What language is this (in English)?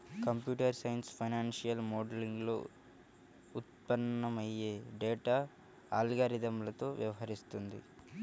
Telugu